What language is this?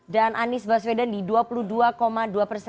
Indonesian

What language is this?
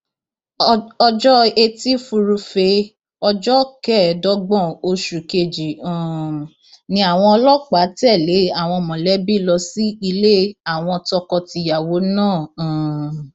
Yoruba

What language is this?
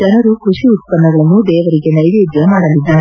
Kannada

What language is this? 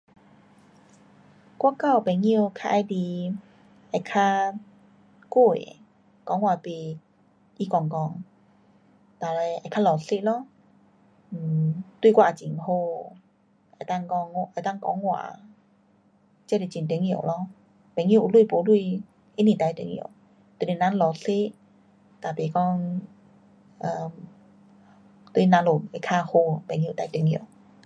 Pu-Xian Chinese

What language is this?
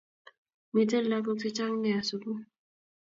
Kalenjin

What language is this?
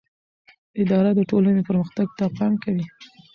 Pashto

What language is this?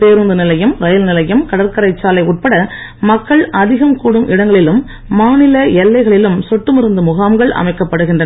Tamil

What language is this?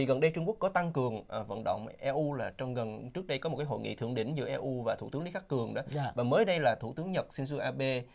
Vietnamese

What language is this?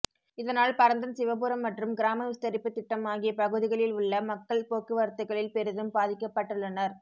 Tamil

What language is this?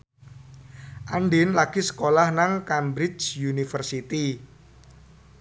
Javanese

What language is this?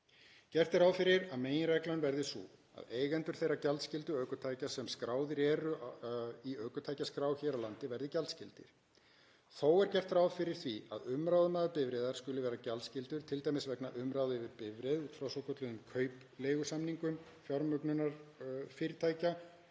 Icelandic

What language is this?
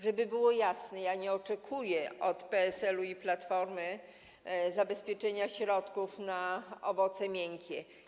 Polish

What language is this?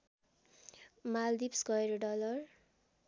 Nepali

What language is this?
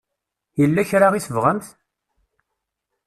Kabyle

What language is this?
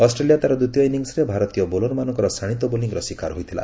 Odia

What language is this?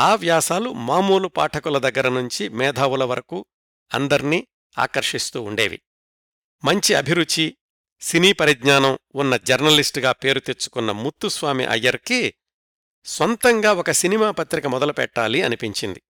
Telugu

